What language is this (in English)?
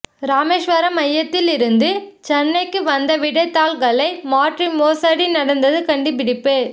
Tamil